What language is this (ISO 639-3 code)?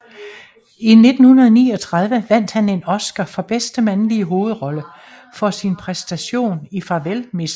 dan